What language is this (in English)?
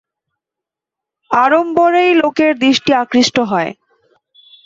Bangla